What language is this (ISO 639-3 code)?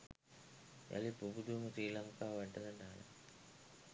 sin